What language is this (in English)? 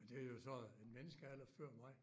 Danish